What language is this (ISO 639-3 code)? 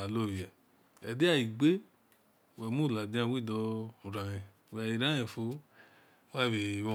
ish